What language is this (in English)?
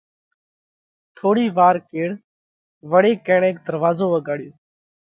Parkari Koli